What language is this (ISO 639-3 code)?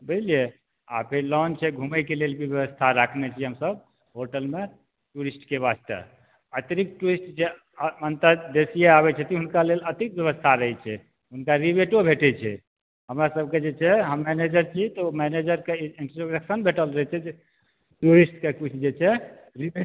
mai